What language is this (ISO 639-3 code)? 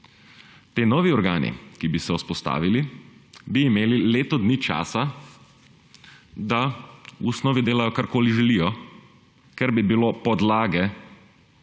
slv